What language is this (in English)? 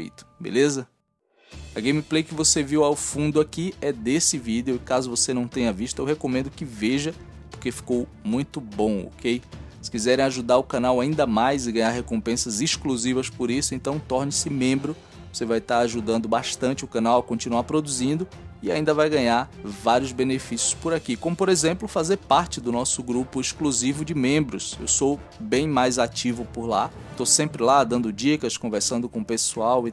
Portuguese